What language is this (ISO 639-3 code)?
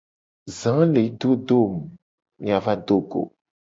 gej